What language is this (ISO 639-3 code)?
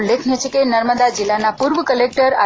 guj